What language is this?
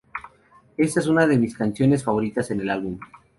Spanish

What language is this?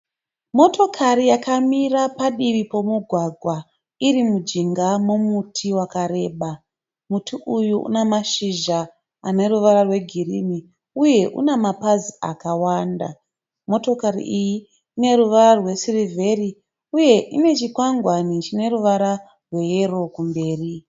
Shona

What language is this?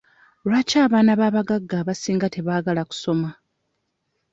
Ganda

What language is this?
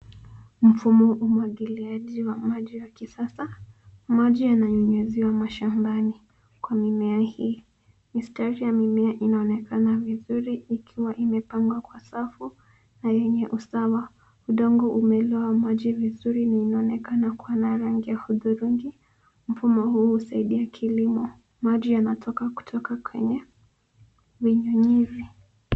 Swahili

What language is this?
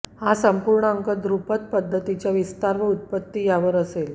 Marathi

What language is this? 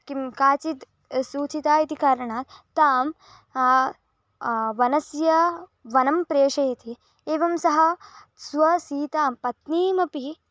Sanskrit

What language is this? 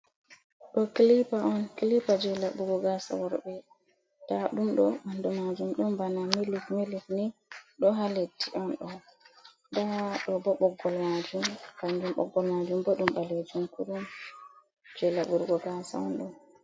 Fula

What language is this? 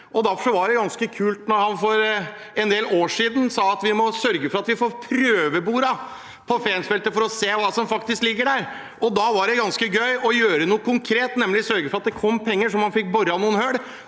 Norwegian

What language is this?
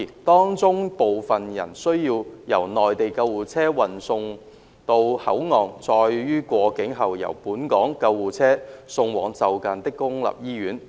Cantonese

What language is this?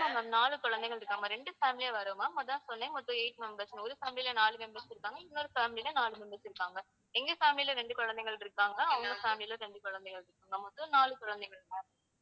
Tamil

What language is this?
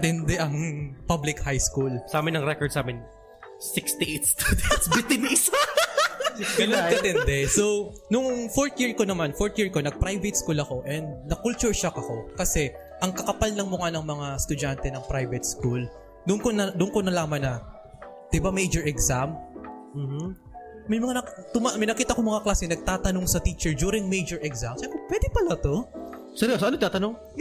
Filipino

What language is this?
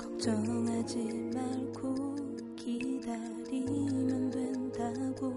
Korean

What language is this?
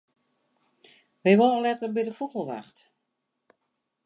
Western Frisian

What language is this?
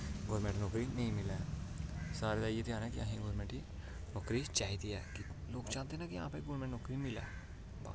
Dogri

